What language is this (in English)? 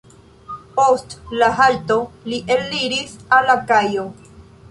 Esperanto